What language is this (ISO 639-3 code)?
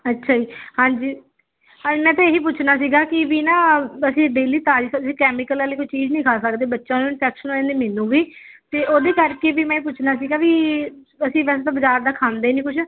pan